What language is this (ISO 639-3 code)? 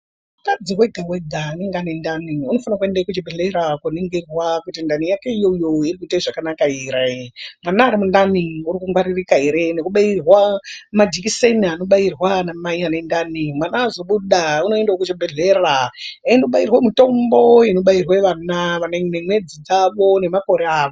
ndc